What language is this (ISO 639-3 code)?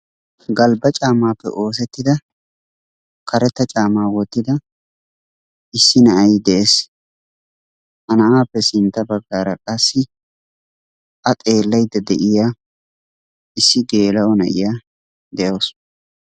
wal